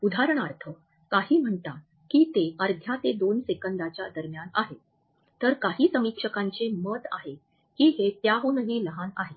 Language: Marathi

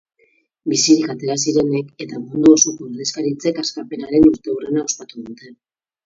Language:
Basque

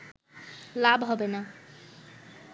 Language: Bangla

